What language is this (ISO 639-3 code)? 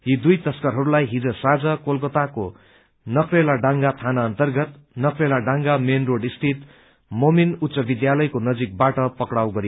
nep